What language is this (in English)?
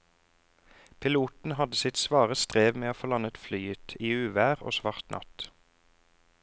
Norwegian